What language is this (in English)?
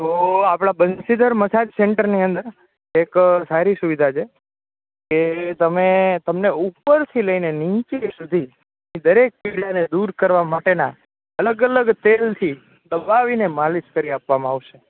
Gujarati